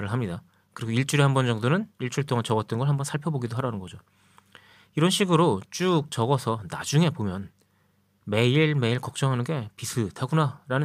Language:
Korean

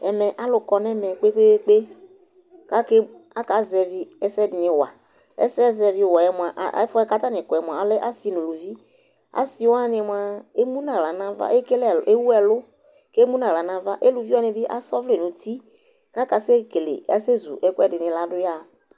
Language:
Ikposo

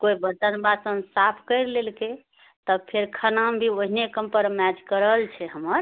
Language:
Maithili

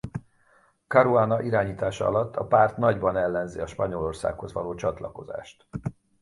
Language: Hungarian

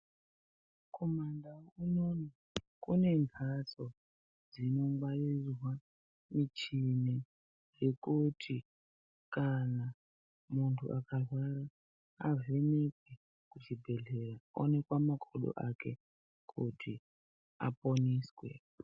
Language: Ndau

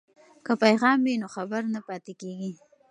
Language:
Pashto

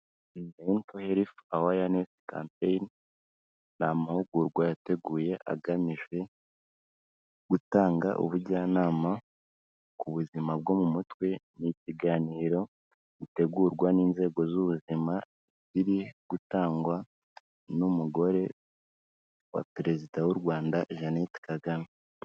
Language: Kinyarwanda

